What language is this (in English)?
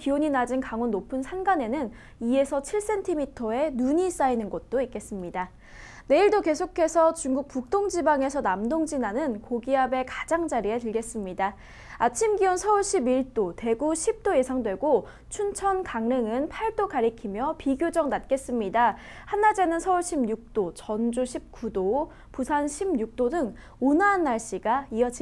Korean